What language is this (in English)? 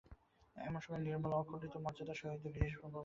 Bangla